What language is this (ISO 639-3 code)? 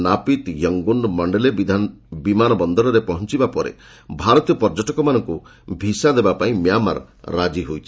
ori